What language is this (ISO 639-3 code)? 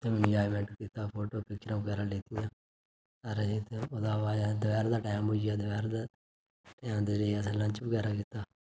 doi